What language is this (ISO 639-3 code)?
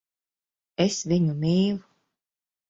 lav